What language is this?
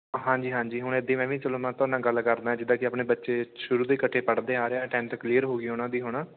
Punjabi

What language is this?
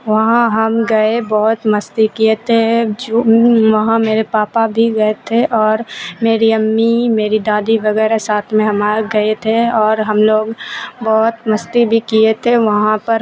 Urdu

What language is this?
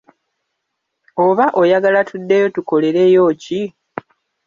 Ganda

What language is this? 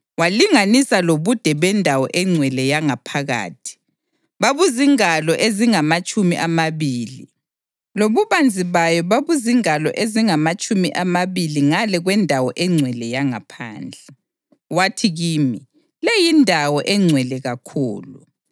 North Ndebele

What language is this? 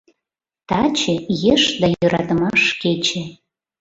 Mari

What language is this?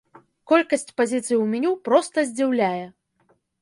Belarusian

